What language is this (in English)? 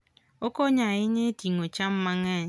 Luo (Kenya and Tanzania)